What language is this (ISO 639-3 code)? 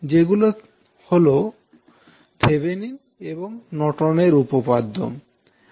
ben